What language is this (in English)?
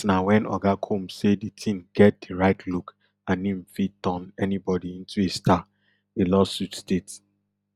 Nigerian Pidgin